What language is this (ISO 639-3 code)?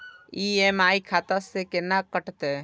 mai